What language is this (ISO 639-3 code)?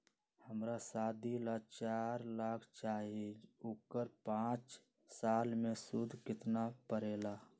mag